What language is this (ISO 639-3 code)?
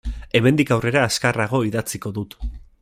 eus